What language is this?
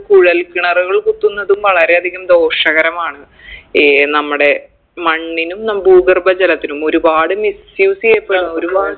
Malayalam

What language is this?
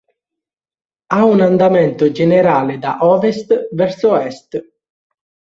Italian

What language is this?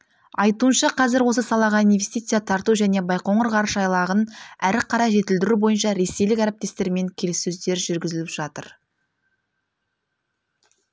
Kazakh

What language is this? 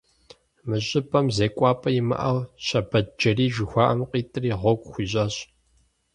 Kabardian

